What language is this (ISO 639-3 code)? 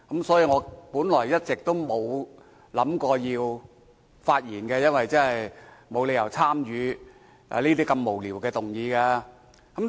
yue